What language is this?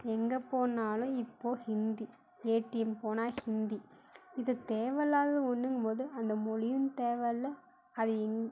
Tamil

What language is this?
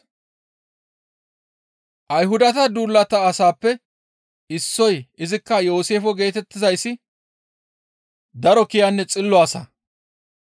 Gamo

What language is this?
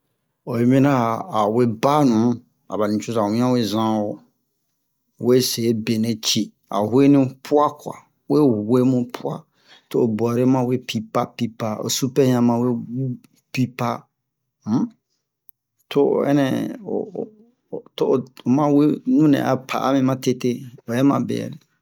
Bomu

